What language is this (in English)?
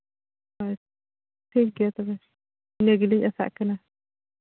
Santali